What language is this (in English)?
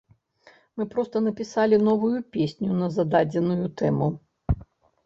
Belarusian